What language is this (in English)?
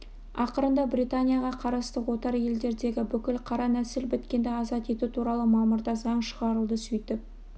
Kazakh